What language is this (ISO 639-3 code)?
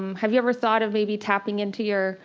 eng